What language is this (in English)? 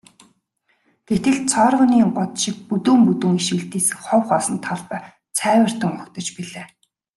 Mongolian